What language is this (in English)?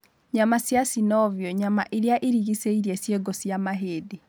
Kikuyu